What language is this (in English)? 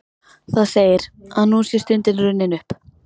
Icelandic